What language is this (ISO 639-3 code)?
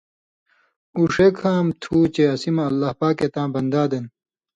mvy